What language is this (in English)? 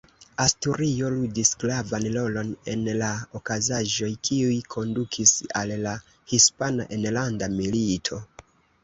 Esperanto